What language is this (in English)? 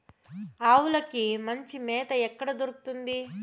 Telugu